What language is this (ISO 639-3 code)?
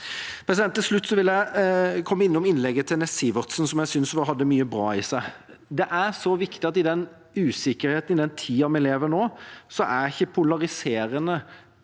nor